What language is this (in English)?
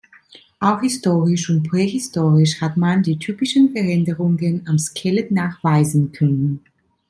German